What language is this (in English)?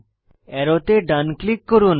Bangla